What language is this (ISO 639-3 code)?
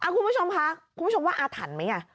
tha